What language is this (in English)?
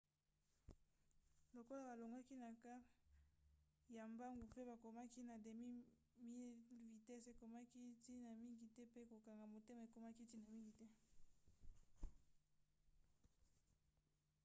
Lingala